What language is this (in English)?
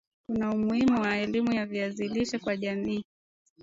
Swahili